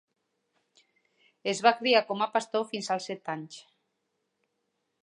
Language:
Catalan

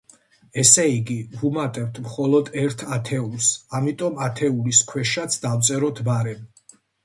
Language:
Georgian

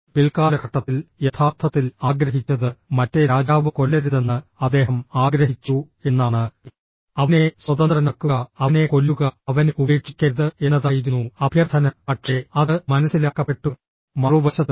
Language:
Malayalam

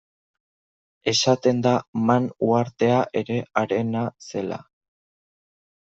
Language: Basque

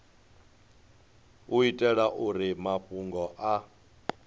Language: Venda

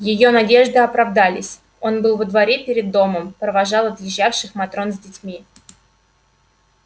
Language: Russian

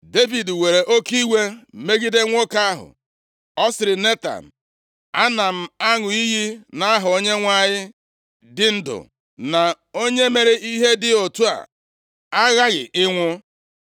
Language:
Igbo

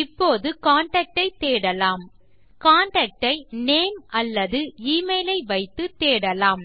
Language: Tamil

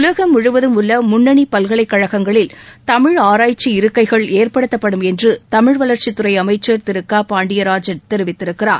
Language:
Tamil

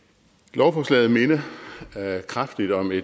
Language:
Danish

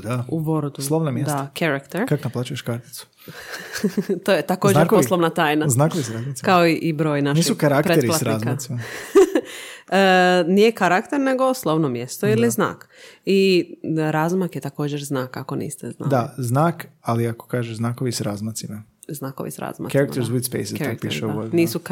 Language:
Croatian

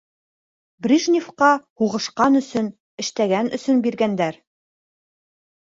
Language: Bashkir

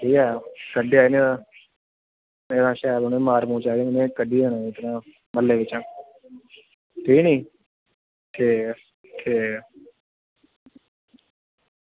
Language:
Dogri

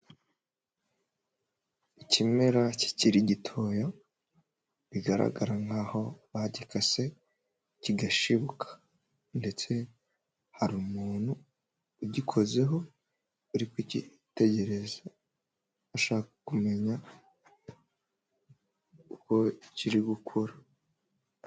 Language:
Kinyarwanda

